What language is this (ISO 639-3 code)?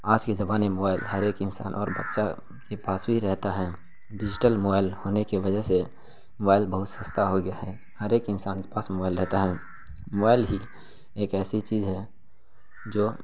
urd